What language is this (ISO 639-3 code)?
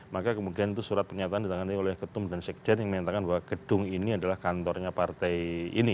ind